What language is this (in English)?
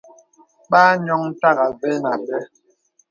Bebele